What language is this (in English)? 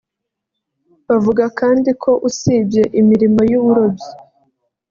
Kinyarwanda